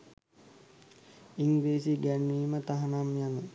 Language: Sinhala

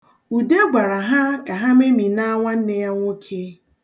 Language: Igbo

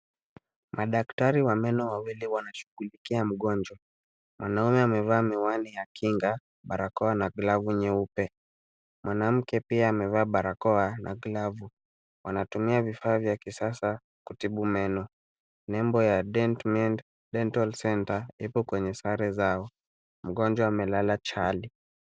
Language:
Swahili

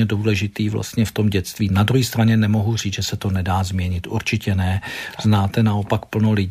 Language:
Czech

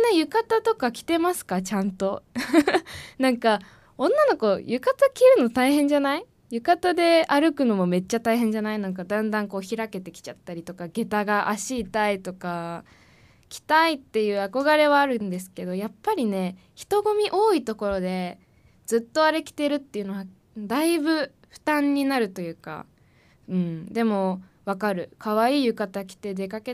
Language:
Japanese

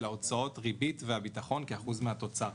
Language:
Hebrew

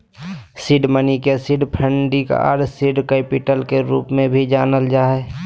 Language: Magahi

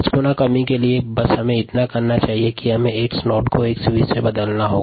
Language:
Hindi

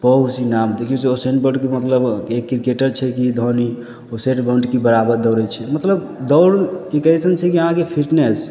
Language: Maithili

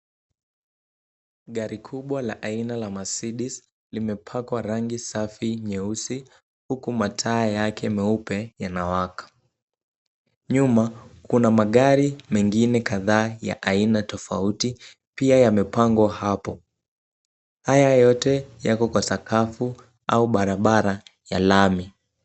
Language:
Swahili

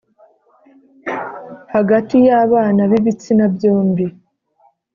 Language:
Kinyarwanda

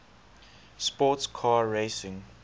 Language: English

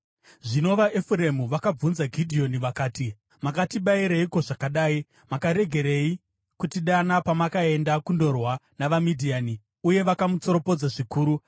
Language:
Shona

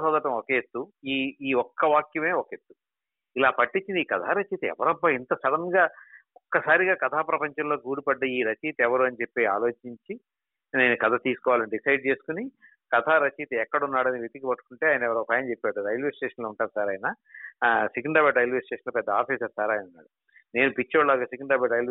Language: Telugu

